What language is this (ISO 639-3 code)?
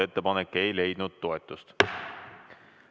est